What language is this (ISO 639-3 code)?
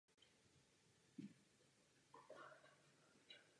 ces